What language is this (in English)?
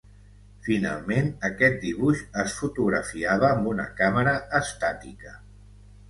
Catalan